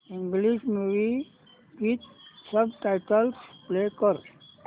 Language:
Marathi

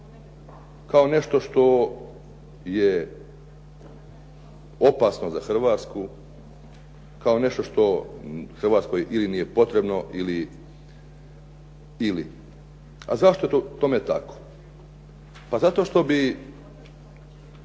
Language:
Croatian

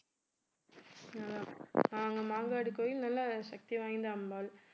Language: Tamil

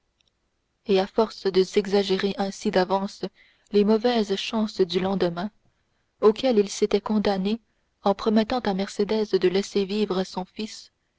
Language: French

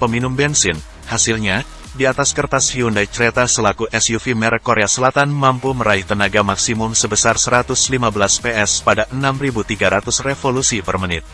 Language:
Indonesian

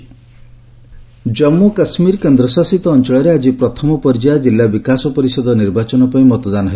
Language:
Odia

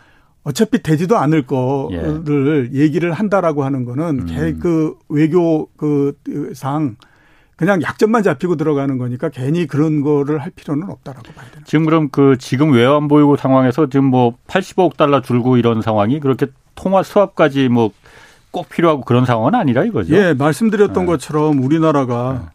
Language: Korean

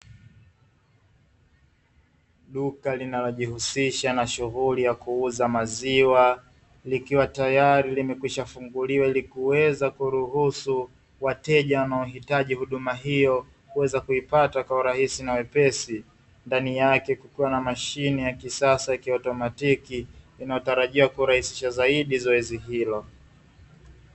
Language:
Swahili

